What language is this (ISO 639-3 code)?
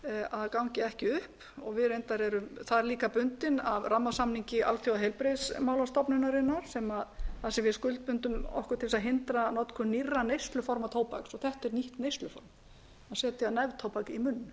isl